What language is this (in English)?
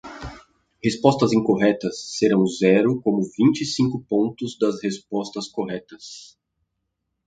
Portuguese